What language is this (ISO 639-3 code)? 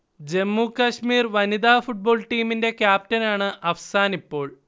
mal